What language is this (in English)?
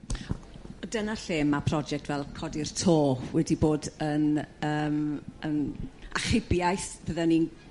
Welsh